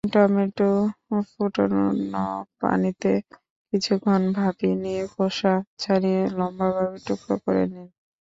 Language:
Bangla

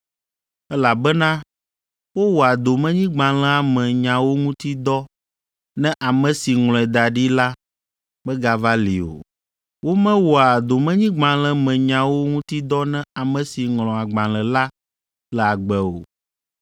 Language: Ewe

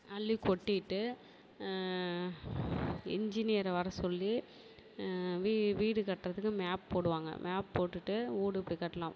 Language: Tamil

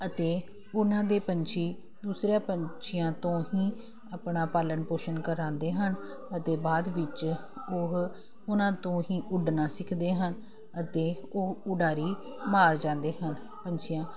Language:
Punjabi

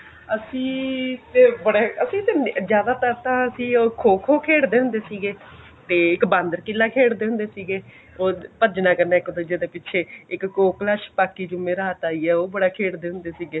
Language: Punjabi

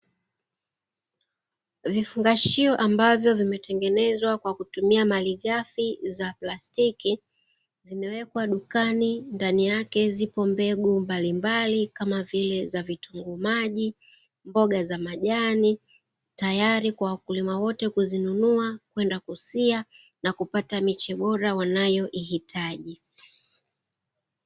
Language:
Swahili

